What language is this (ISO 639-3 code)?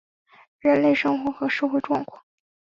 zho